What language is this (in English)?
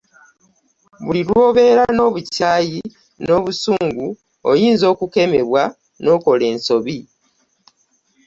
Ganda